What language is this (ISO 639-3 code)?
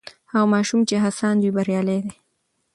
pus